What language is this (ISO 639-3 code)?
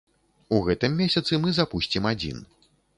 bel